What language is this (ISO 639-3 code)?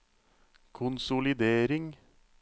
nor